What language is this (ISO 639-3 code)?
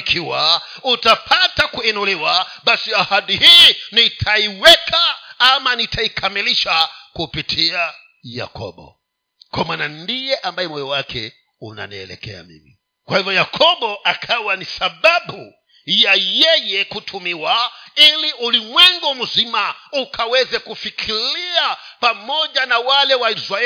swa